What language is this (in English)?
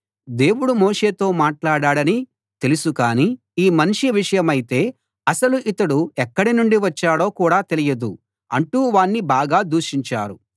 Telugu